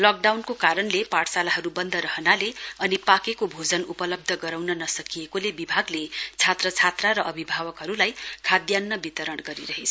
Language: Nepali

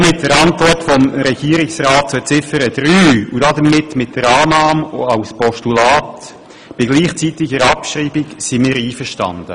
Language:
Swiss German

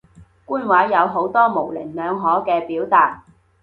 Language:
Cantonese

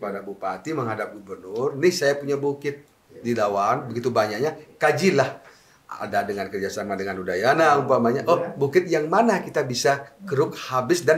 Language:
Indonesian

